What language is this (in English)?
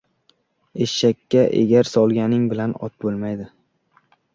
Uzbek